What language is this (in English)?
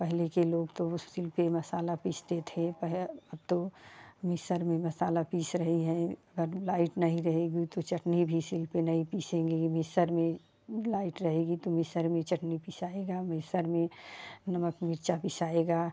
Hindi